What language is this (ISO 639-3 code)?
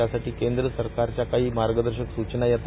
mar